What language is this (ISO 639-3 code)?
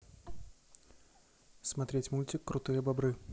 rus